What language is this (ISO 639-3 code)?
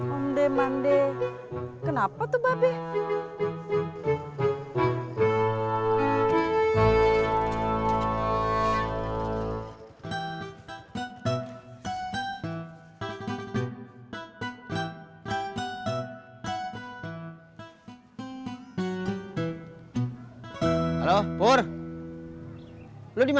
ind